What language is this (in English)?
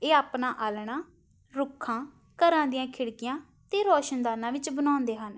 Punjabi